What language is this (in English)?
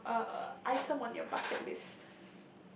English